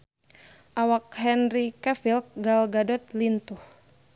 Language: Sundanese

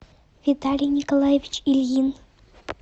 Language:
Russian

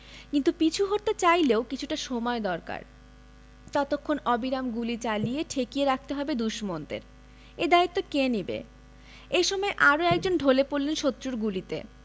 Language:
Bangla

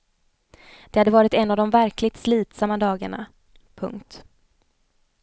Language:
Swedish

